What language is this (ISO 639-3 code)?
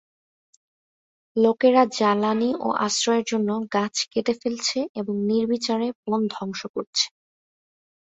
ben